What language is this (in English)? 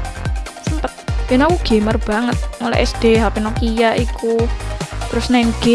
Indonesian